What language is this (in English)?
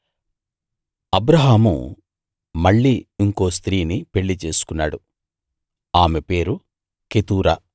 Telugu